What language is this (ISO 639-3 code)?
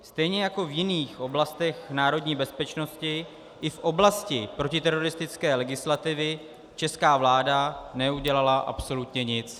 ces